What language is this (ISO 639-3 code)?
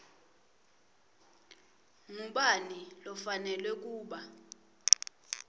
ssw